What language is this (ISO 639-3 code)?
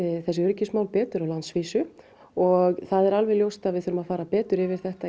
isl